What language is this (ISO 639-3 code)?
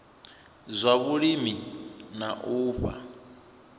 ven